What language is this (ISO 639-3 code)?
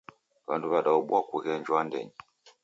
dav